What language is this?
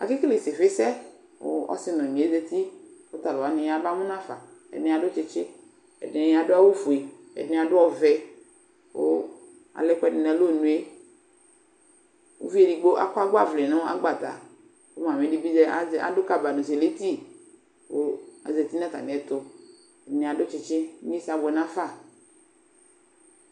Ikposo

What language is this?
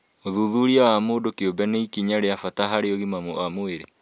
Kikuyu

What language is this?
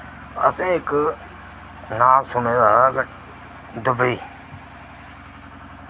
Dogri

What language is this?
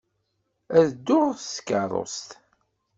Kabyle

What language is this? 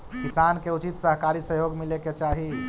Magahi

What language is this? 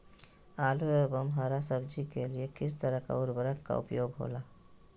Magahi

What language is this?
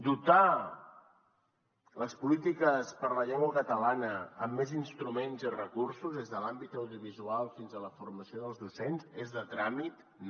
Catalan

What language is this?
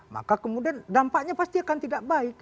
Indonesian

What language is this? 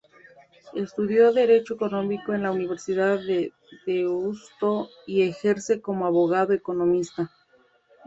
Spanish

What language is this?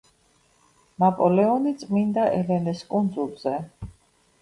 Georgian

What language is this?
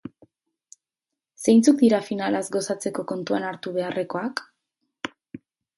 Basque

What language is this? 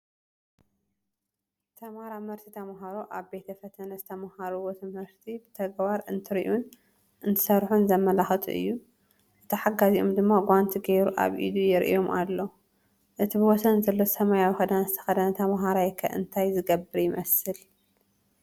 Tigrinya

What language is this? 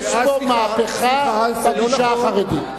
Hebrew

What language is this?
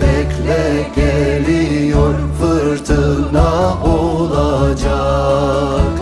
Turkish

